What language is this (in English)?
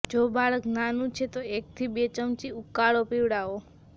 Gujarati